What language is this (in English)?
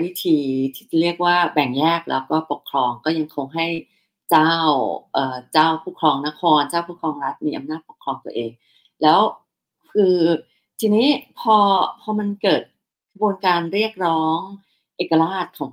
Thai